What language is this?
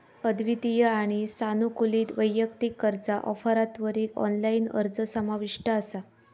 Marathi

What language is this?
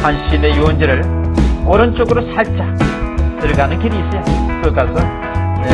Korean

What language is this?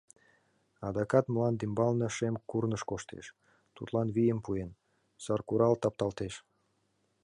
Mari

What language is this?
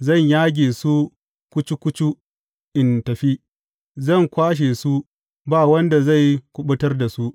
Hausa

